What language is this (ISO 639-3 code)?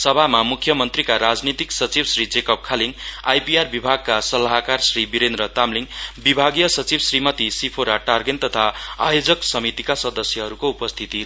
nep